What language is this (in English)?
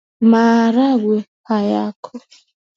Swahili